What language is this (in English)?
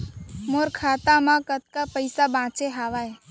Chhattisgarhi